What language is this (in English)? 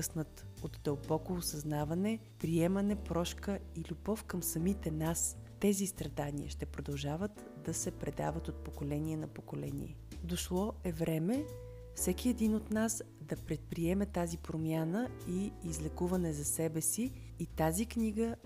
Bulgarian